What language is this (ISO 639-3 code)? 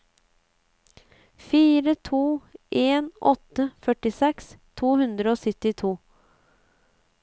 nor